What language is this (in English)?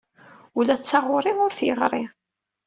Kabyle